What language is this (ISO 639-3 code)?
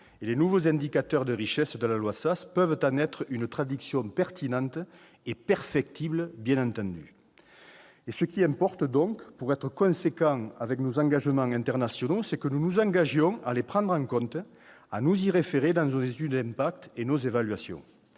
fra